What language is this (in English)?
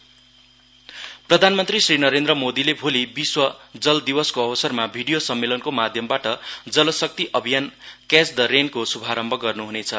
Nepali